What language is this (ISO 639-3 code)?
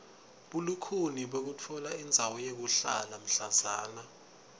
ssw